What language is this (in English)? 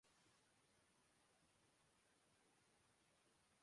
Urdu